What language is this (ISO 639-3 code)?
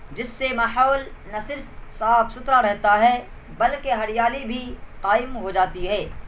urd